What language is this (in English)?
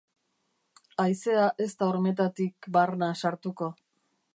Basque